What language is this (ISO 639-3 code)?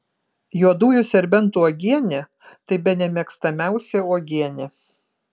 lit